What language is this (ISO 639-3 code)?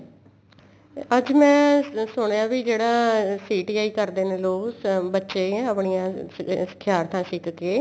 pan